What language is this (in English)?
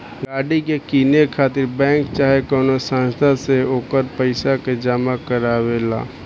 Bhojpuri